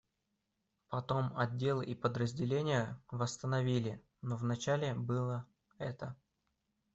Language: Russian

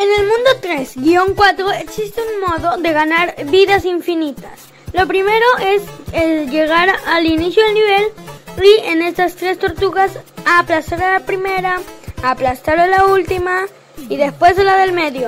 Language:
Spanish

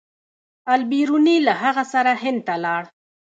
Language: Pashto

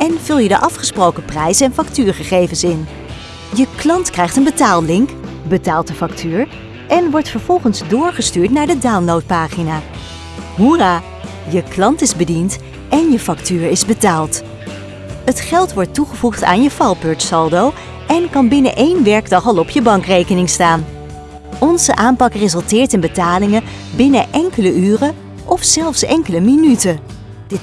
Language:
Dutch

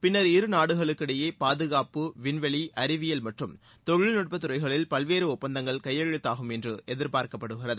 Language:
Tamil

